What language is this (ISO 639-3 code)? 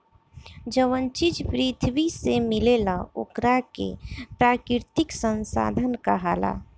bho